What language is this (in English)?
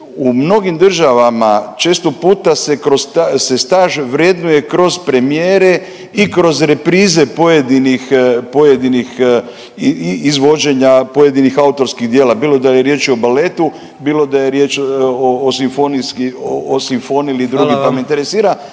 Croatian